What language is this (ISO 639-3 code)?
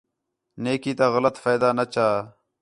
xhe